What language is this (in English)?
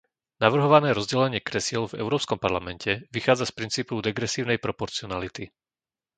Slovak